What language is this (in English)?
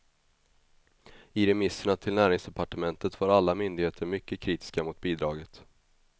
Swedish